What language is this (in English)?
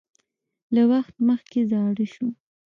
Pashto